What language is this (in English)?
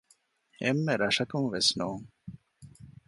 Divehi